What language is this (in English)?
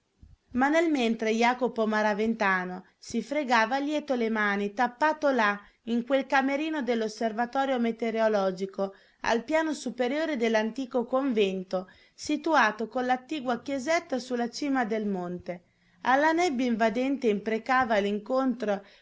Italian